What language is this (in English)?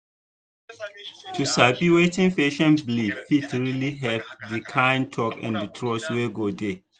Nigerian Pidgin